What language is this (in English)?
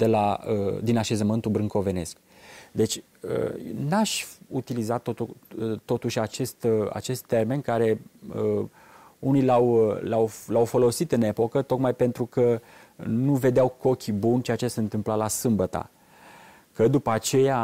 Romanian